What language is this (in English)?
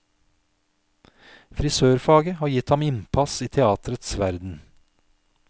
Norwegian